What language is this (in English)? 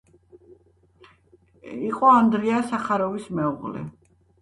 Georgian